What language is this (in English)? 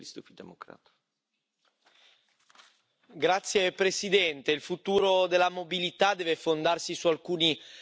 Dutch